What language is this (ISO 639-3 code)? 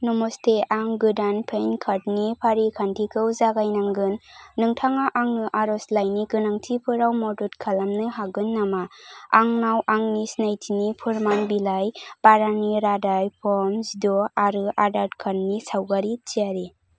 brx